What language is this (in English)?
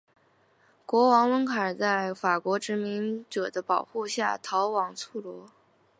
Chinese